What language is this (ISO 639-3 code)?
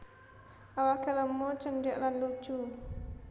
jav